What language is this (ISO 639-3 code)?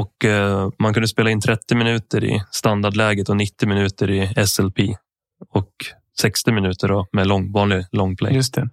swe